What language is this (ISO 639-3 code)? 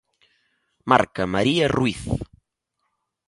glg